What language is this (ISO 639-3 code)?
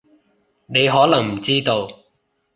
yue